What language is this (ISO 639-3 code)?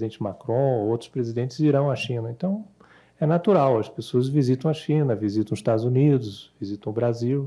por